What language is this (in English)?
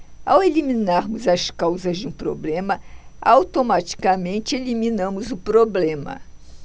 Portuguese